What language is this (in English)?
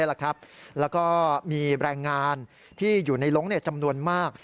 Thai